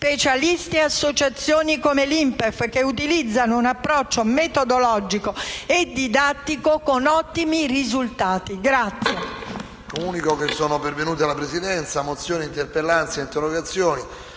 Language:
Italian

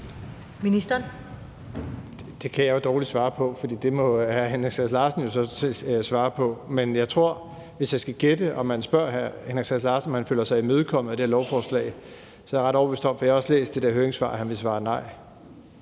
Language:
Danish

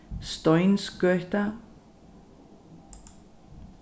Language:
Faroese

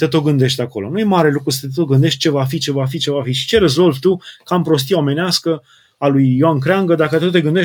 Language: Romanian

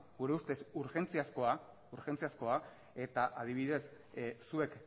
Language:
Basque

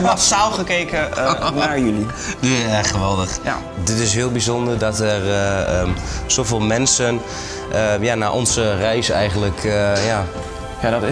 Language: Dutch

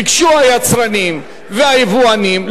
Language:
Hebrew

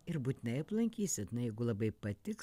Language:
Lithuanian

